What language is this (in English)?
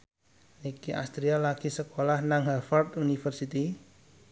Javanese